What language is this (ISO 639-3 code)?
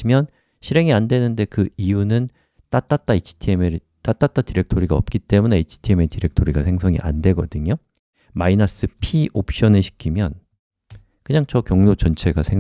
kor